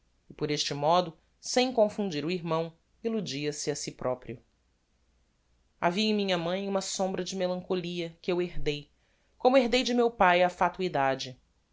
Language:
Portuguese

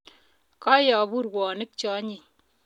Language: Kalenjin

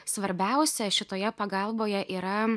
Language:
Lithuanian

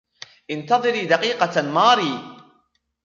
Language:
Arabic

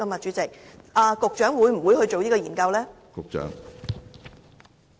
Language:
Cantonese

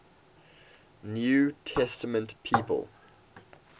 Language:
English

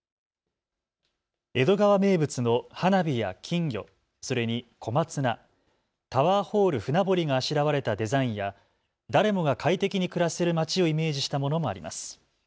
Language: Japanese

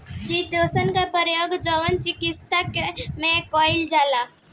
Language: Bhojpuri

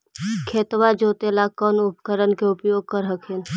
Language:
Magahi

